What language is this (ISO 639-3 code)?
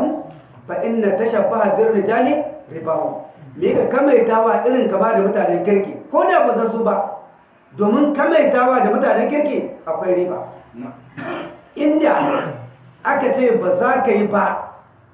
hau